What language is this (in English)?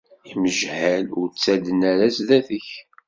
Kabyle